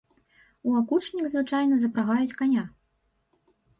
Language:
Belarusian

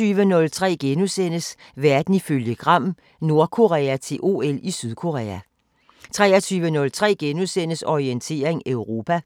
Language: Danish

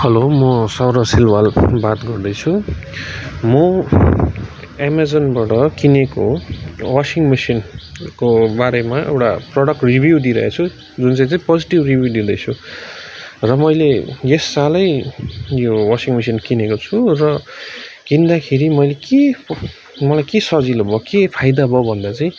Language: Nepali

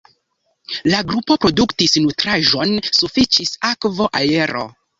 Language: Esperanto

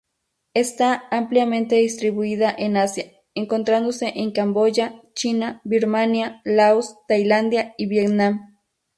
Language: Spanish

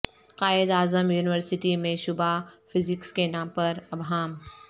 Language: Urdu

